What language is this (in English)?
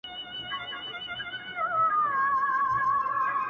Pashto